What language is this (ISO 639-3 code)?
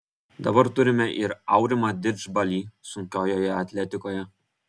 lit